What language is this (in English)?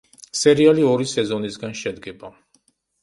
Georgian